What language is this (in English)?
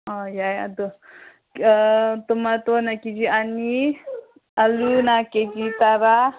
Manipuri